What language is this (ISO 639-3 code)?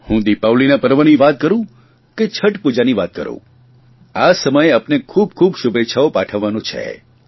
guj